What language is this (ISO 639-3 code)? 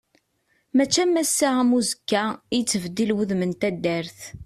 kab